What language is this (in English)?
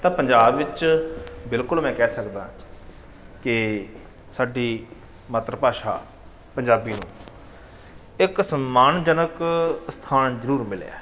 Punjabi